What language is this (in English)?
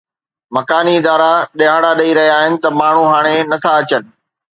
Sindhi